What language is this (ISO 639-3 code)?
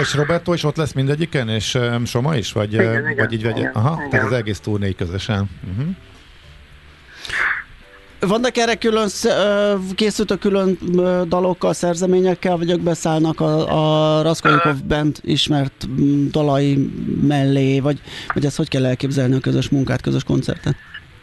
hun